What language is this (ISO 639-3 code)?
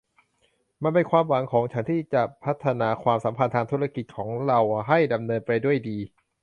tha